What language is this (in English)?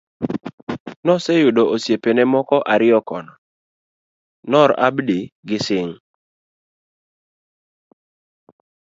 Luo (Kenya and Tanzania)